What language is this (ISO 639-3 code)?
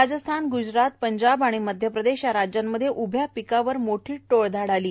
mar